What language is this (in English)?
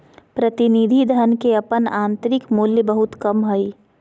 Magahi